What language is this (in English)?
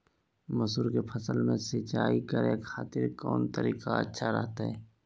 Magahi